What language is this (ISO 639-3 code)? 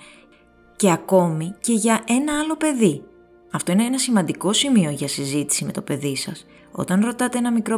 ell